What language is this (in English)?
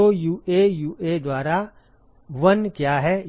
Hindi